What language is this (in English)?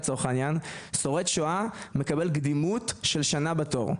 Hebrew